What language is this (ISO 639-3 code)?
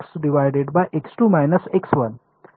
mar